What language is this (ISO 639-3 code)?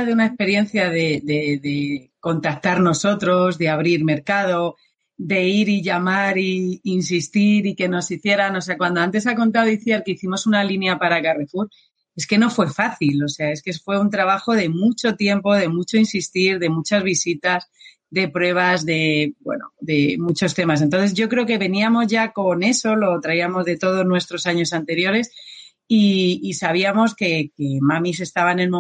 spa